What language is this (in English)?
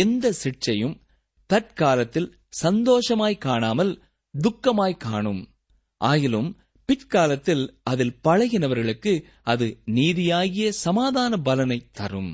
Tamil